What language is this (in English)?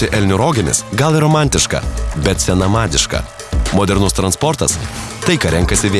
Lithuanian